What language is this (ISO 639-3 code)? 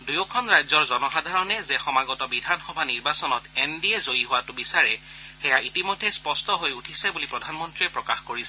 asm